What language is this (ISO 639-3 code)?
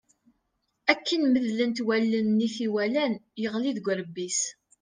kab